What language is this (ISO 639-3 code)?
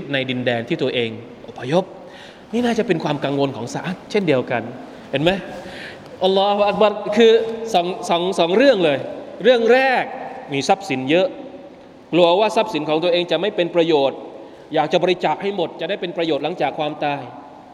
tha